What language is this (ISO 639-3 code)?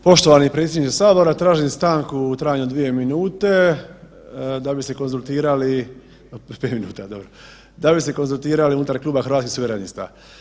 hrv